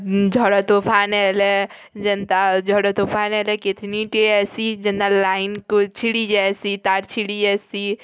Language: Odia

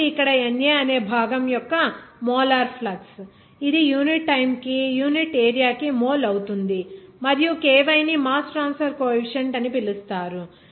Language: Telugu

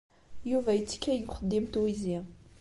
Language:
Kabyle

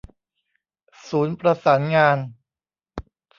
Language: Thai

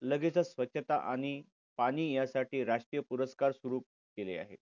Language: Marathi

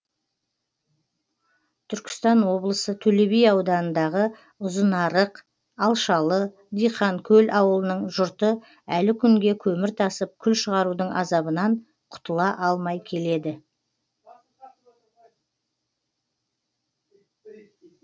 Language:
Kazakh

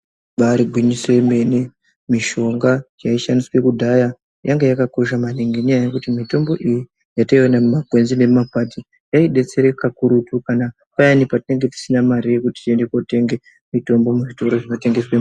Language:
Ndau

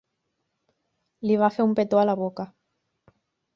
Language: Catalan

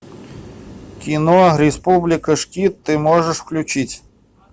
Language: Russian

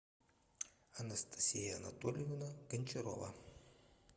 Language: Russian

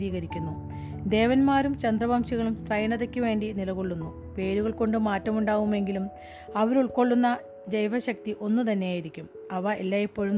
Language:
Malayalam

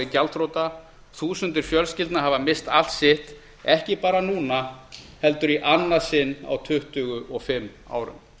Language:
Icelandic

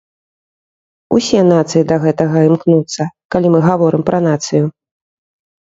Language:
Belarusian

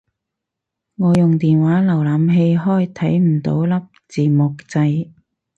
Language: Cantonese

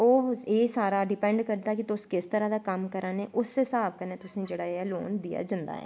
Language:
Dogri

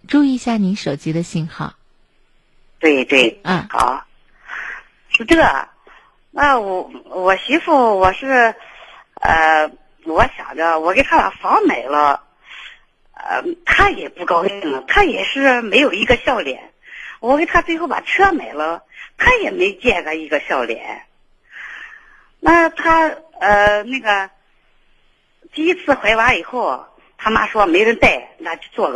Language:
Chinese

